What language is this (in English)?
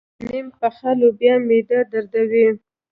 Pashto